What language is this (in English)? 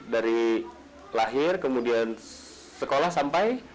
Indonesian